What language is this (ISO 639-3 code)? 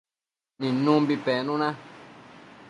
mcf